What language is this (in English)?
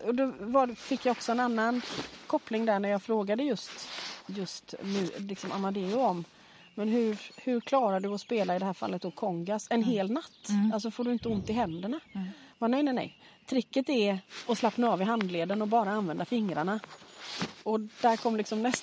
Swedish